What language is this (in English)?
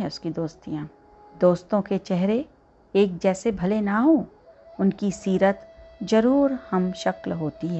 Hindi